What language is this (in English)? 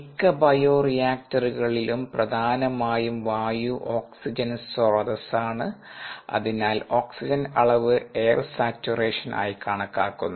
Malayalam